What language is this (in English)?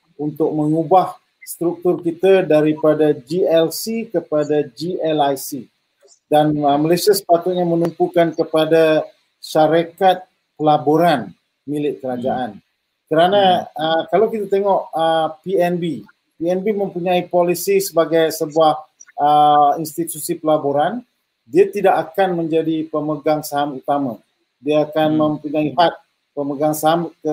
Malay